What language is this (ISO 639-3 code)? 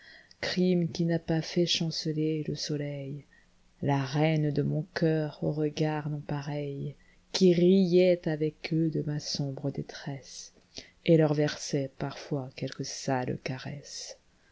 fra